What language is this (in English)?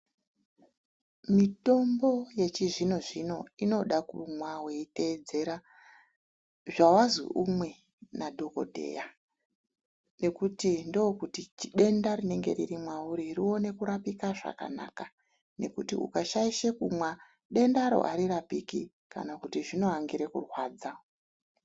Ndau